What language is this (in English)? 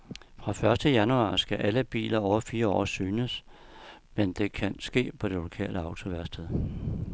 Danish